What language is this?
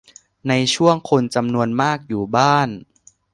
Thai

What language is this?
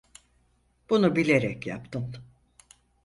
Turkish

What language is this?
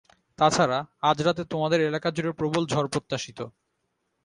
Bangla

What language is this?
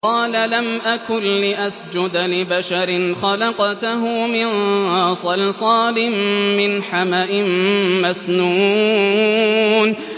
Arabic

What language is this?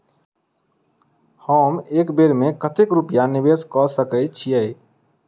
Maithili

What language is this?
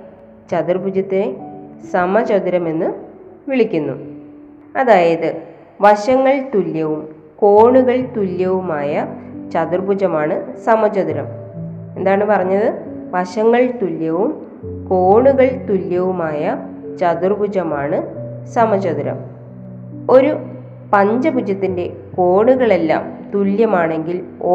Malayalam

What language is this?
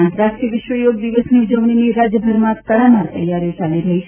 Gujarati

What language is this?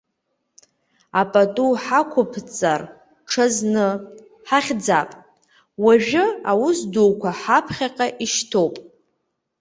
Abkhazian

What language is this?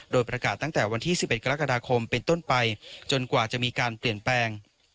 Thai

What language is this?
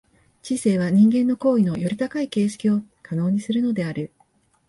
Japanese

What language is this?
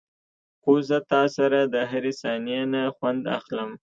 Pashto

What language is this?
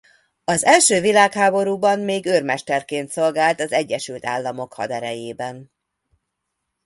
Hungarian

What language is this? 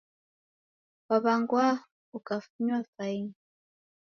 Taita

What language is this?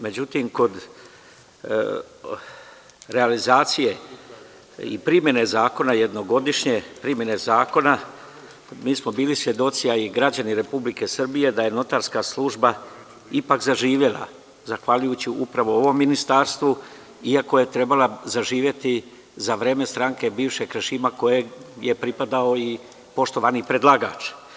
Serbian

